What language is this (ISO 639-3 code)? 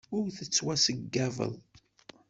kab